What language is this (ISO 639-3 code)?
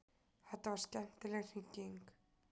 isl